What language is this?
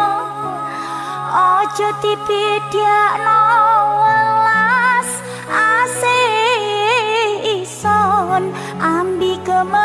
Indonesian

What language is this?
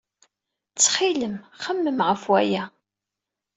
Kabyle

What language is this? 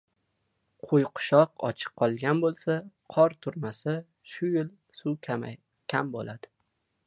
Uzbek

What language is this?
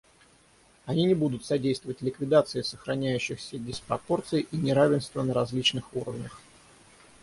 Russian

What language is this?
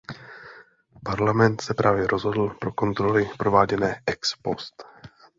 Czech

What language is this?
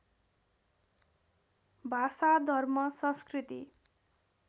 Nepali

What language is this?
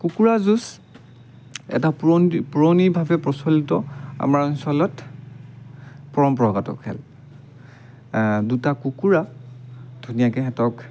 Assamese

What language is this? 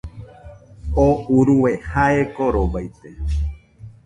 Nüpode Huitoto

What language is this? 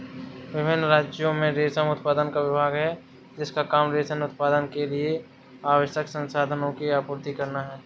Hindi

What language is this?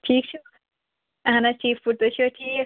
Kashmiri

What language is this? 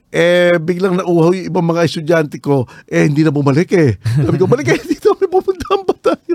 Filipino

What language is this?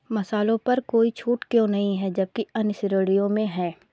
Hindi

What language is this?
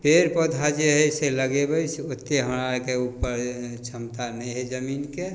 Maithili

